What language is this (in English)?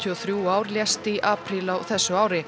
Icelandic